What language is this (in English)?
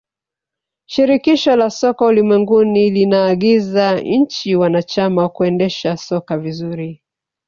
Swahili